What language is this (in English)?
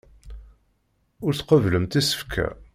Kabyle